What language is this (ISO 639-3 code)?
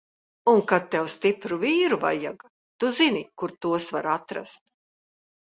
lav